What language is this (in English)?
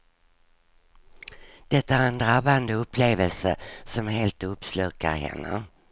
Swedish